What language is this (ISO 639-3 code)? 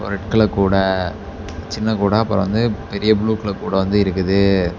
tam